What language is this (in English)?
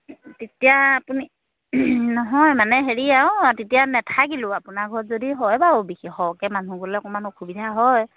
Assamese